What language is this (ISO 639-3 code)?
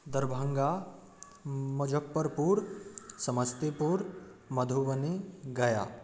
mai